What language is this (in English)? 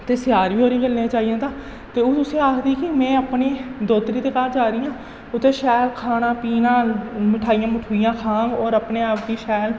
Dogri